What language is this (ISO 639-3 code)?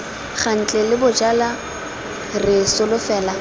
tsn